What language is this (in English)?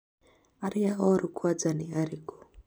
Kikuyu